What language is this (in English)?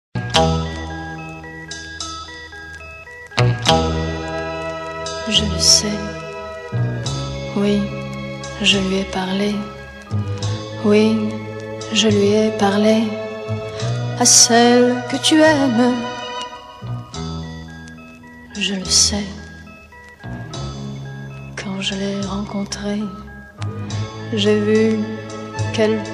French